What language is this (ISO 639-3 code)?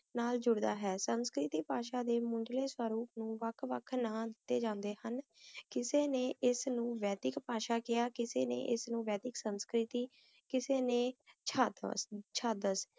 pan